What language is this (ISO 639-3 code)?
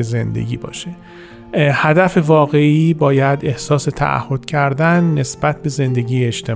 fas